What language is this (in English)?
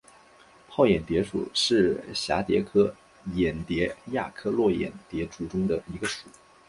Chinese